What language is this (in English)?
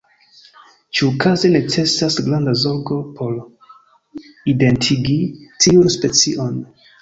Esperanto